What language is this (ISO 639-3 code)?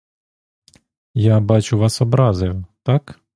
ukr